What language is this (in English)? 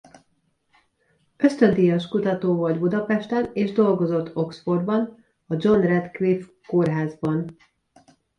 Hungarian